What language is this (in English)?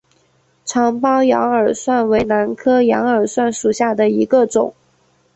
Chinese